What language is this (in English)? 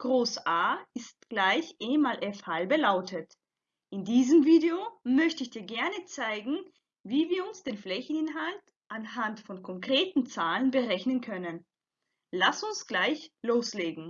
German